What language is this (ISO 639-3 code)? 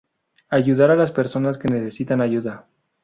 spa